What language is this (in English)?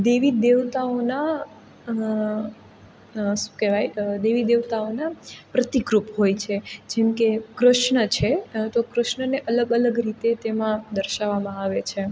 Gujarati